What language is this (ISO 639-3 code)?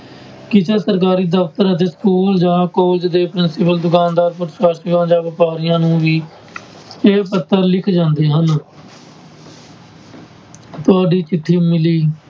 pan